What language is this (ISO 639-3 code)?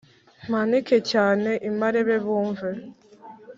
kin